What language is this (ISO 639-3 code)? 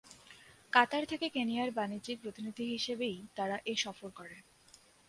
ben